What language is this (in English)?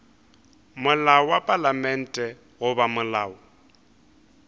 Northern Sotho